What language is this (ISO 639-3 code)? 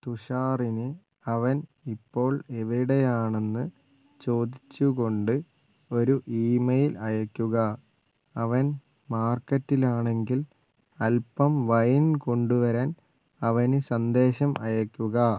mal